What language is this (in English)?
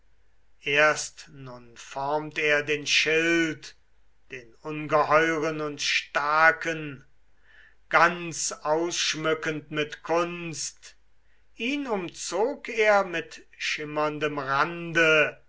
German